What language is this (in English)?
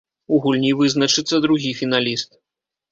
Belarusian